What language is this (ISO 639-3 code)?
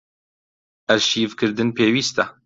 ckb